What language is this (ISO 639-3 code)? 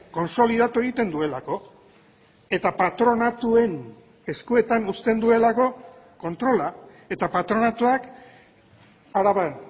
eus